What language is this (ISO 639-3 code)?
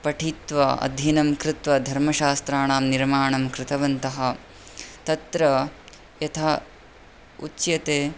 san